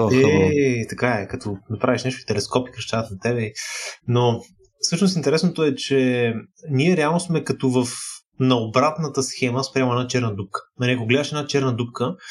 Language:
Bulgarian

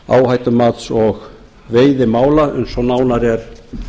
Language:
Icelandic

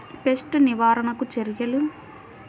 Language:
Telugu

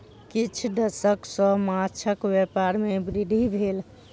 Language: Maithili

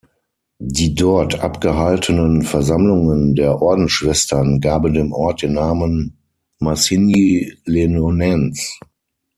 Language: German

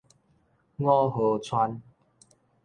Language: Min Nan Chinese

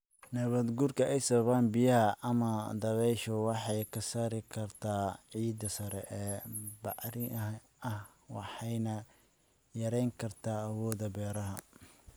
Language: Somali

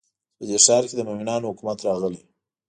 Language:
Pashto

